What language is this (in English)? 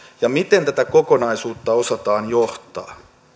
Finnish